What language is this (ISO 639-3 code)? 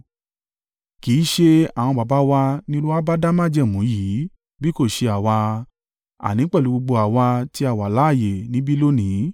yor